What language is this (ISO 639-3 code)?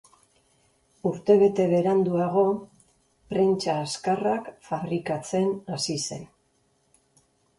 eus